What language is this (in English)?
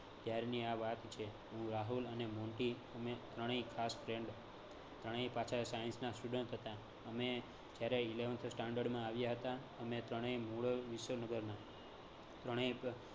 Gujarati